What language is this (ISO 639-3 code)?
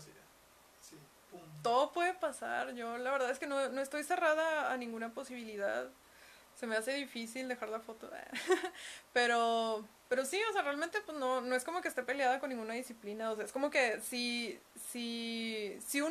spa